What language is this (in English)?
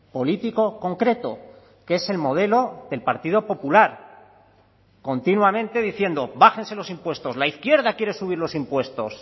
Spanish